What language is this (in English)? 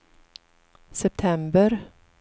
Swedish